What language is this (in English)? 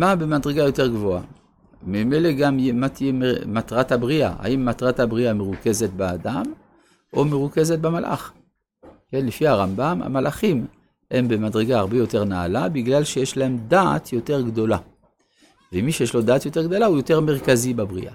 Hebrew